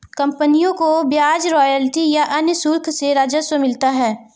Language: Hindi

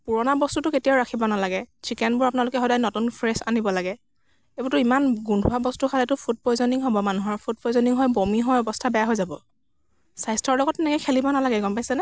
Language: Assamese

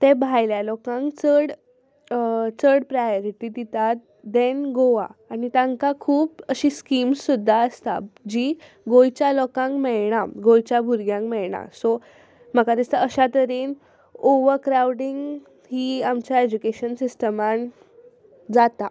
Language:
Konkani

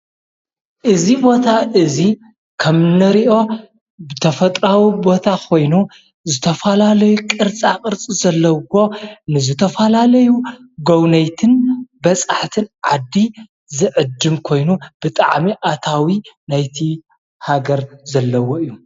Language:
Tigrinya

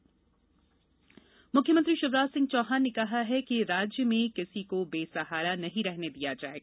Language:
Hindi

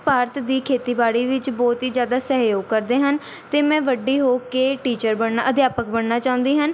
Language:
Punjabi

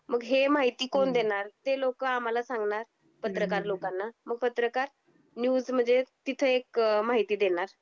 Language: Marathi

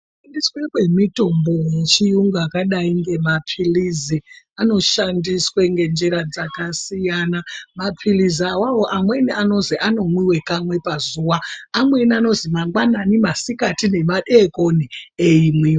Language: Ndau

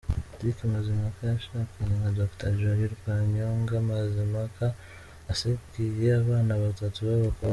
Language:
Kinyarwanda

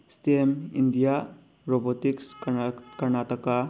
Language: Manipuri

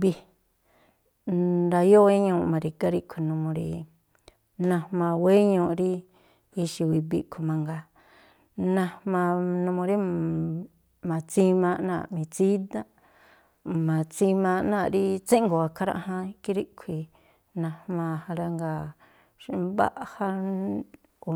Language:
Tlacoapa Me'phaa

